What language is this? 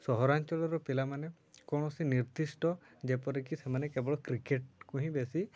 Odia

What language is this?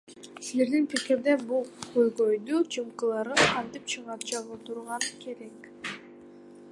Kyrgyz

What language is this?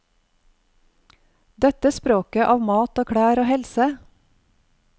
Norwegian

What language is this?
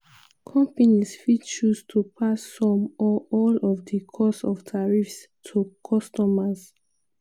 Nigerian Pidgin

